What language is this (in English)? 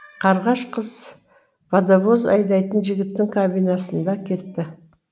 Kazakh